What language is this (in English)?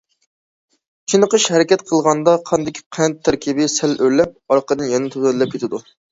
Uyghur